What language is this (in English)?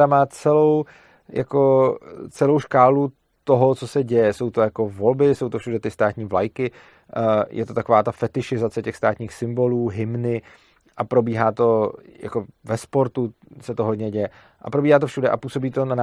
Czech